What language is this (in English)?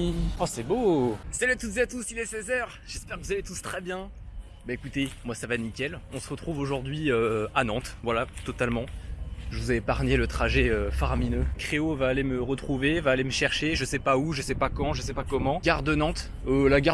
French